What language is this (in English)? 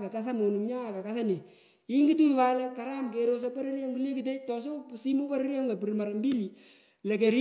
Pökoot